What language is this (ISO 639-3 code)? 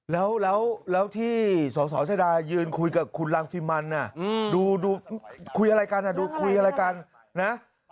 tha